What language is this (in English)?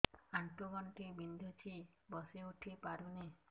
Odia